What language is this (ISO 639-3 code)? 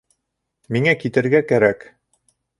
bak